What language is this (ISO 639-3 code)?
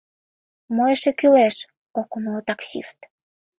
chm